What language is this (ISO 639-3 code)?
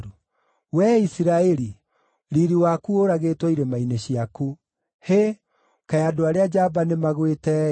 kik